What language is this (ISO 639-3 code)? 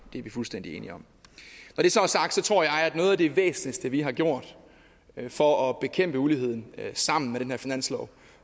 dan